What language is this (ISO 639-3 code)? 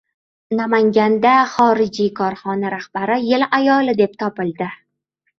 uzb